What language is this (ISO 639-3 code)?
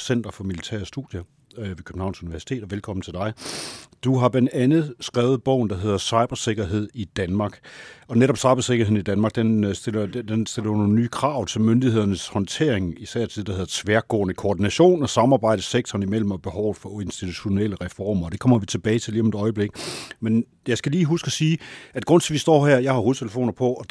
dan